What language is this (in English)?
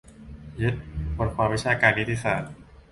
Thai